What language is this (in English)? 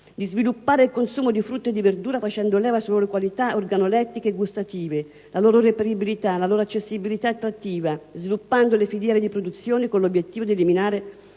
Italian